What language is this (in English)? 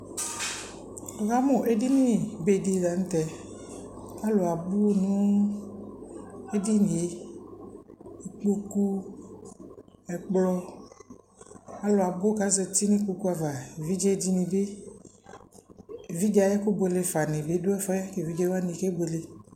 Ikposo